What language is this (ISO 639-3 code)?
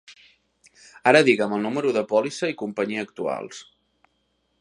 cat